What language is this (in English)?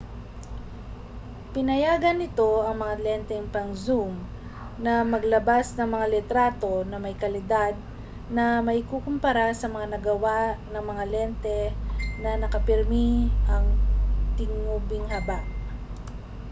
Filipino